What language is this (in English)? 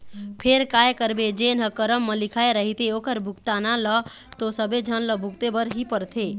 Chhattisgarhi